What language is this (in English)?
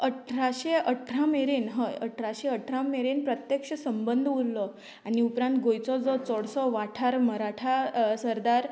Konkani